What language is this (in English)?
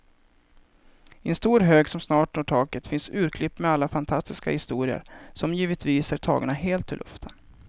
Swedish